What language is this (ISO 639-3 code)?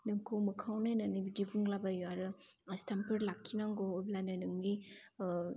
brx